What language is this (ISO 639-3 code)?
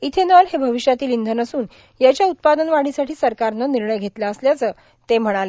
mar